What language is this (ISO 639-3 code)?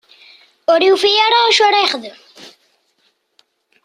kab